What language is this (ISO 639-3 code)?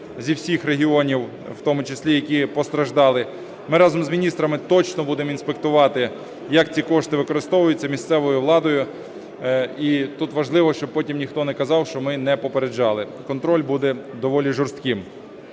ukr